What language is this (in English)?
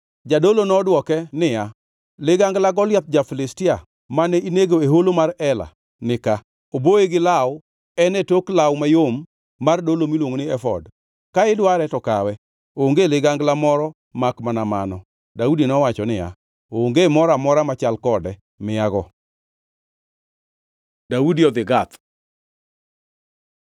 Luo (Kenya and Tanzania)